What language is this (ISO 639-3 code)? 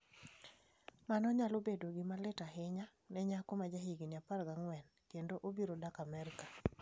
luo